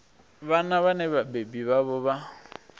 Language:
Venda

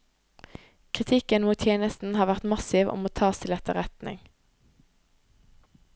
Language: Norwegian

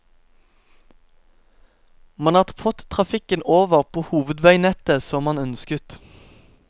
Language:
Norwegian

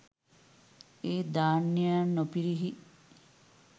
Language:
Sinhala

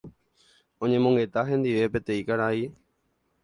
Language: Guarani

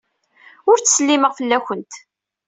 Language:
Kabyle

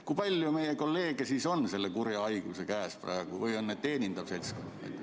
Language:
Estonian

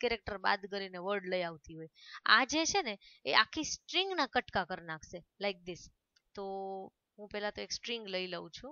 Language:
Hindi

